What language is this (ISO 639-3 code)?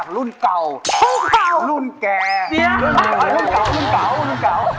tha